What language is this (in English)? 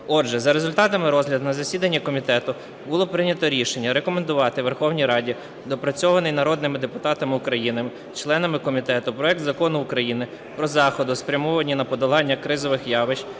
Ukrainian